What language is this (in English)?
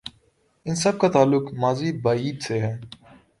Urdu